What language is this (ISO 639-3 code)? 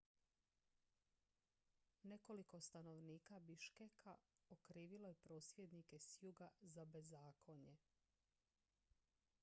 hrv